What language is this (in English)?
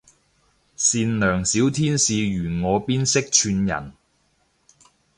Cantonese